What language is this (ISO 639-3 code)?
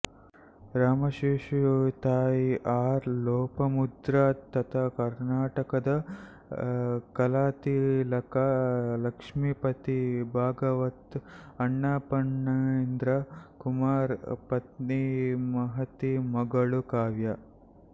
kan